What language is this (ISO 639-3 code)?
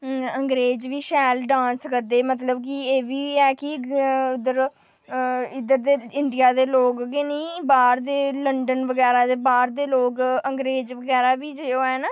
doi